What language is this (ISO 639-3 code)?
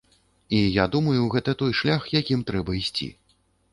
bel